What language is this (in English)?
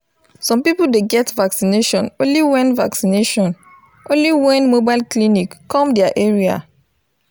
Nigerian Pidgin